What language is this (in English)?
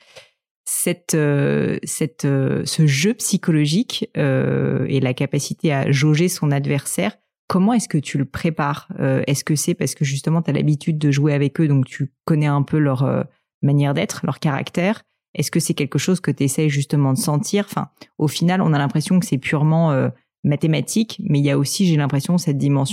French